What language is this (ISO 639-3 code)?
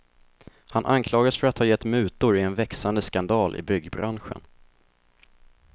swe